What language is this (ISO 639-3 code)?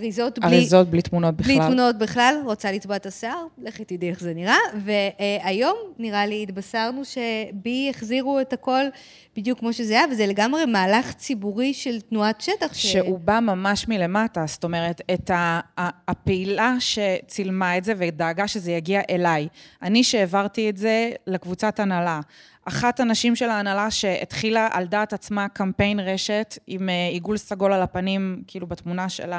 heb